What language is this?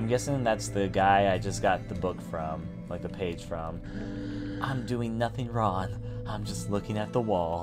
English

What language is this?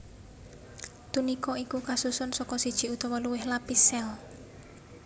Javanese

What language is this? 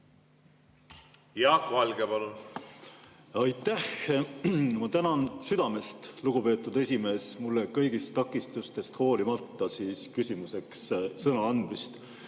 Estonian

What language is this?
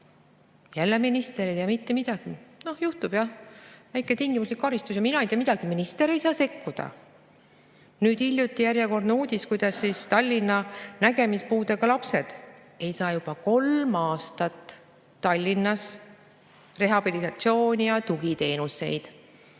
Estonian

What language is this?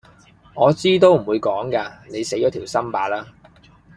Cantonese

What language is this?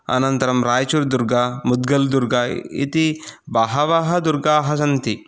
Sanskrit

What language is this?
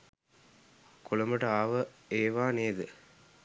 Sinhala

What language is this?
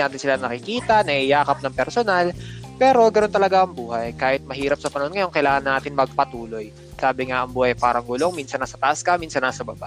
Filipino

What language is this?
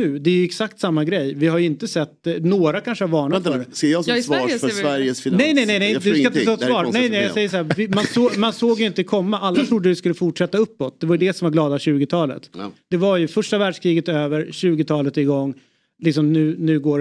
Swedish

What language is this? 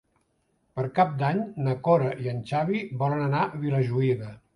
Catalan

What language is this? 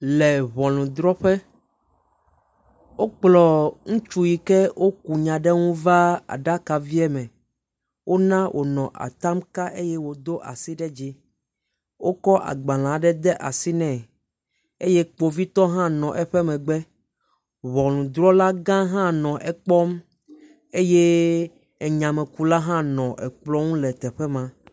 Ewe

